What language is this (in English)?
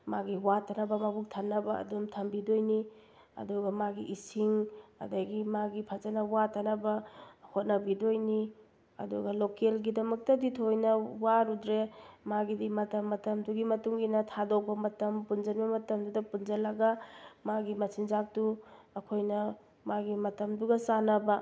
Manipuri